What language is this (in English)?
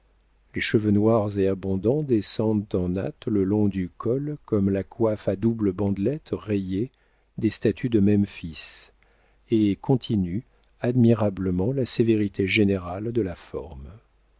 French